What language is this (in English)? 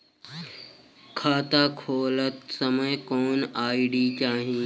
Bhojpuri